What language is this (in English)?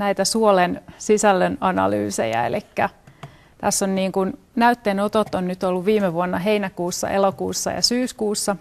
Finnish